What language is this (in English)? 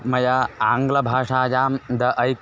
Sanskrit